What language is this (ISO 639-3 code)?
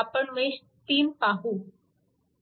mar